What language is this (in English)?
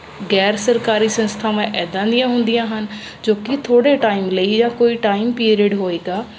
Punjabi